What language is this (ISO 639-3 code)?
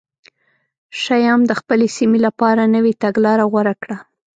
pus